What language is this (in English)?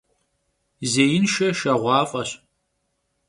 Kabardian